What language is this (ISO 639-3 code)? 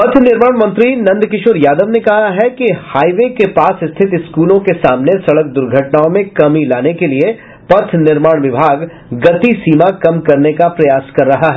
hin